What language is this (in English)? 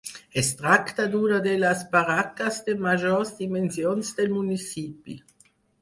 Catalan